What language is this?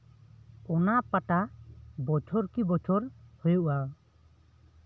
Santali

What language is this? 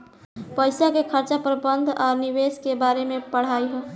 Bhojpuri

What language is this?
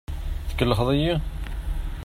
Kabyle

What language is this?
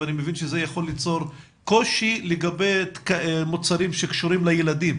Hebrew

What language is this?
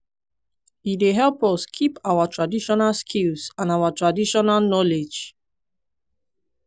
Nigerian Pidgin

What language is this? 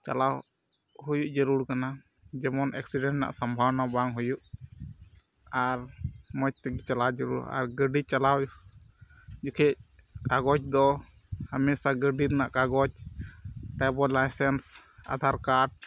Santali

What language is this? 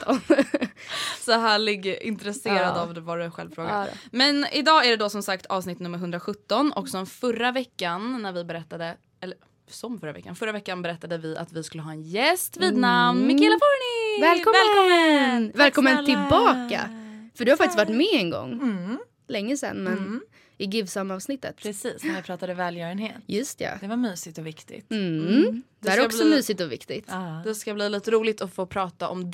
Swedish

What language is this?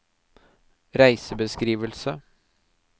Norwegian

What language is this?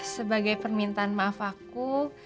Indonesian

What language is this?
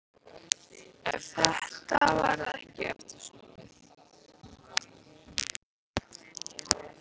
Icelandic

